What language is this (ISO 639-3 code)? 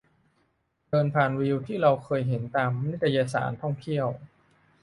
tha